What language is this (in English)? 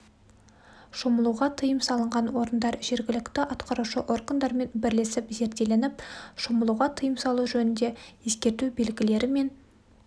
Kazakh